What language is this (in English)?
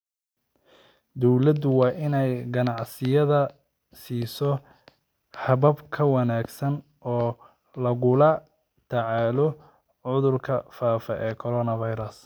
Somali